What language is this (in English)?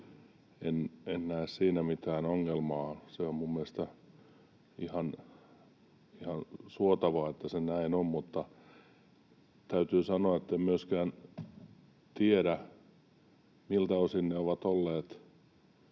Finnish